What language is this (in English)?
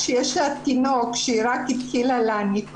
Hebrew